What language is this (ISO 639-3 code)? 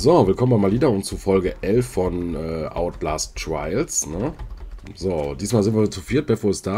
deu